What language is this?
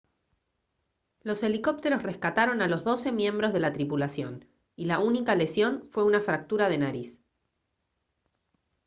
Spanish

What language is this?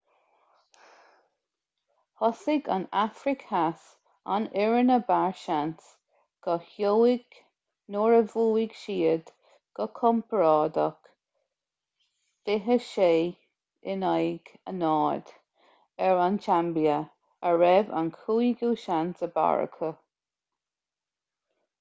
Irish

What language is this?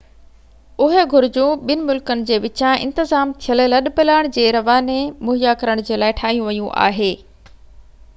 Sindhi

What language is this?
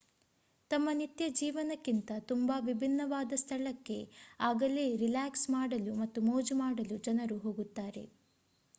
Kannada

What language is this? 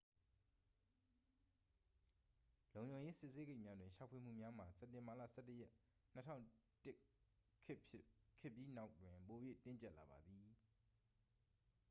Burmese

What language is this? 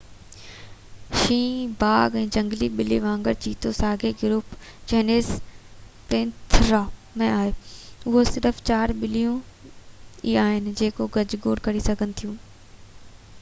Sindhi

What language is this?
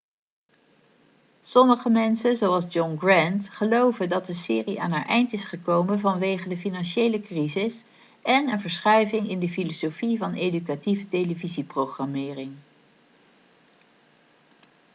Dutch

